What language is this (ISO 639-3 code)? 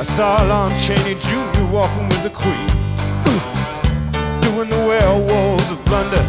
eng